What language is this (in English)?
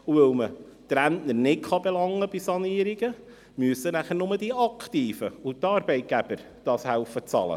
Swiss German